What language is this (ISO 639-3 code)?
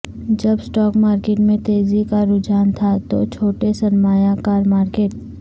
urd